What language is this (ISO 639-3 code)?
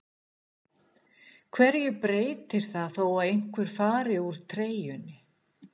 isl